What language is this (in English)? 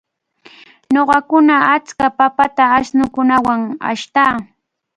Cajatambo North Lima Quechua